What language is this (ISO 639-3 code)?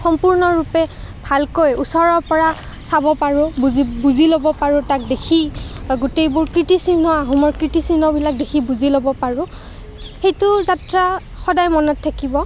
asm